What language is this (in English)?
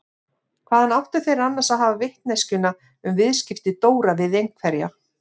Icelandic